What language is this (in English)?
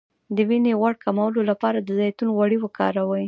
Pashto